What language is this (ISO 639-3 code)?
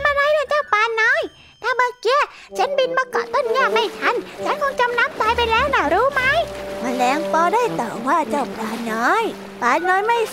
tha